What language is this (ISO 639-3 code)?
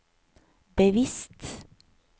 nor